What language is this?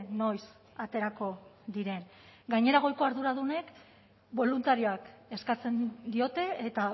Basque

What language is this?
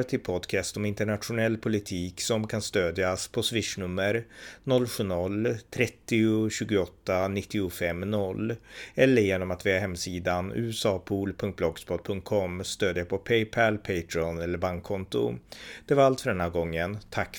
Swedish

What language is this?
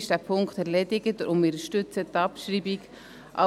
Swiss German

